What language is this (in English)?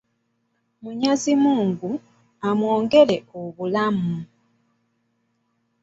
Ganda